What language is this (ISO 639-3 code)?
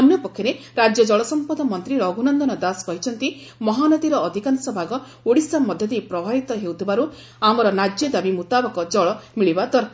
ori